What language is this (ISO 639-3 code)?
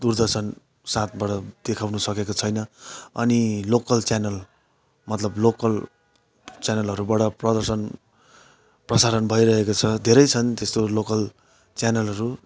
nep